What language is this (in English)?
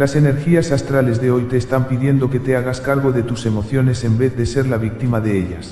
Spanish